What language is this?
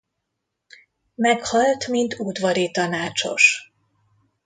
Hungarian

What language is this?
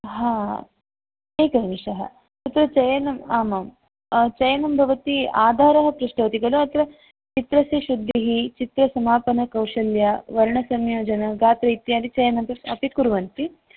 Sanskrit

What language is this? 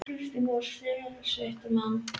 Icelandic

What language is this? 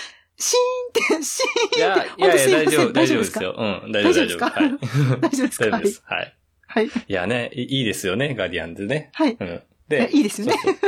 Japanese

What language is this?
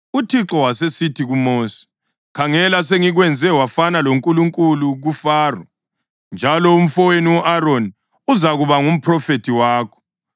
North Ndebele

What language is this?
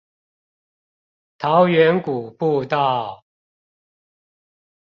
Chinese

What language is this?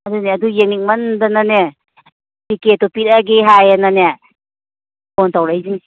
Manipuri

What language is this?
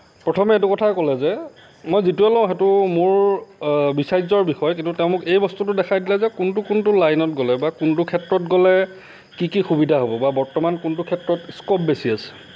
Assamese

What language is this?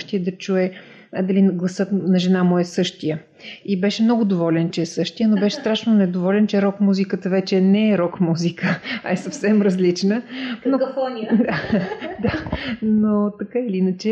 Bulgarian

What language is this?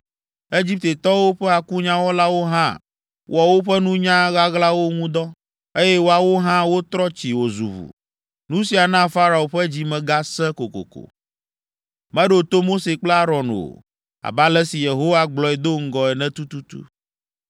Ewe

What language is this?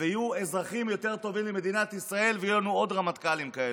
Hebrew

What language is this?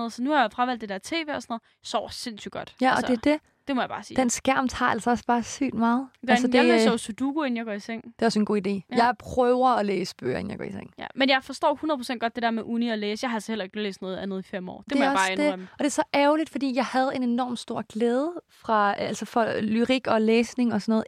Danish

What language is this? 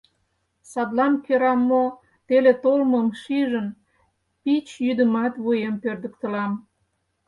Mari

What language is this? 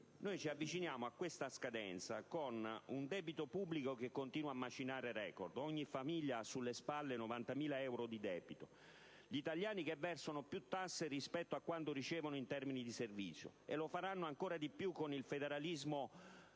Italian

